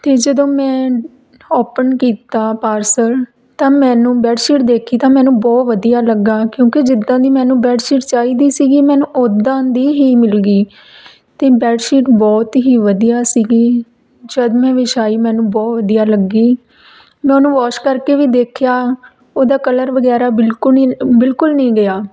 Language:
Punjabi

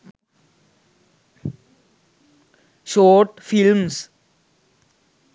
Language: Sinhala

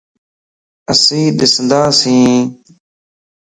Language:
Lasi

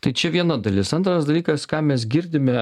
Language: Lithuanian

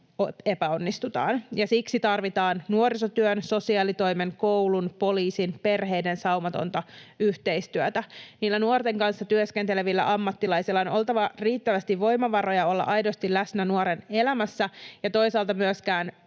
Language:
Finnish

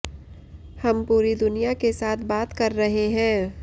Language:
Hindi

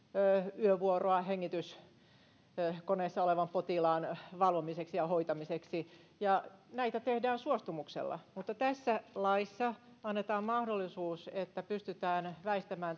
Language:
Finnish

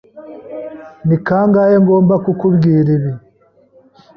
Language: Kinyarwanda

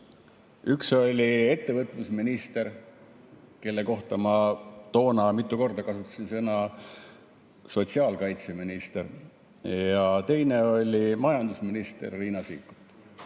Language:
Estonian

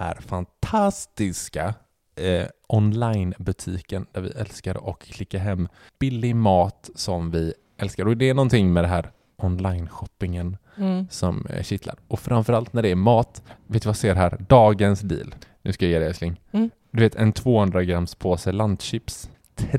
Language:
Swedish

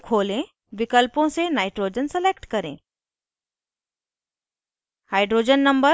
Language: Hindi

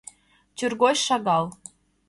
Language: Mari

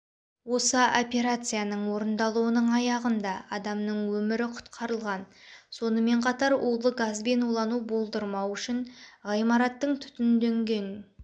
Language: Kazakh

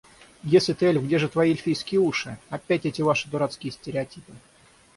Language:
Russian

